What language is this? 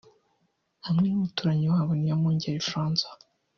Kinyarwanda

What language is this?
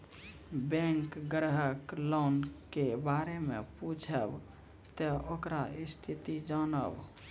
Maithili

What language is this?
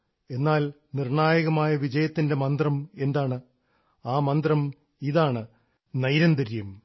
Malayalam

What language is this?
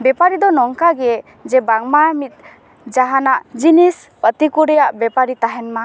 Santali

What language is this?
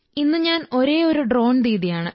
Malayalam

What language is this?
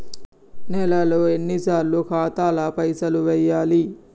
Telugu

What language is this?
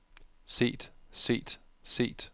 Danish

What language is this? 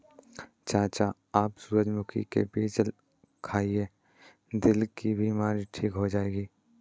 Hindi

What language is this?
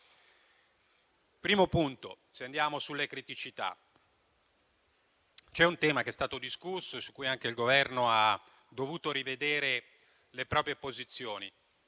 Italian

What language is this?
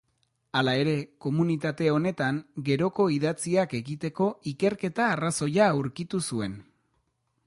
Basque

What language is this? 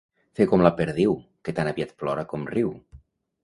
Catalan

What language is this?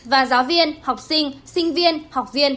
Vietnamese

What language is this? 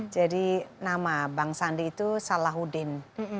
Indonesian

